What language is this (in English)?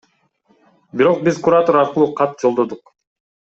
Kyrgyz